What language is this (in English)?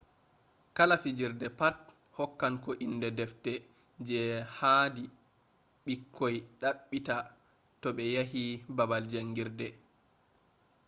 Fula